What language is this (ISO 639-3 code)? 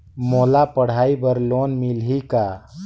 hne